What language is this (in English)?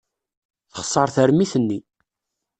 Kabyle